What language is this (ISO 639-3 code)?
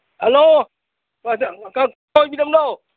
mni